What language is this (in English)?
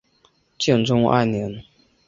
Chinese